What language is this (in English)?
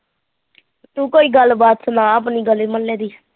Punjabi